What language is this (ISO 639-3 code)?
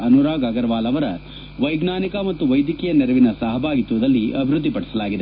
kan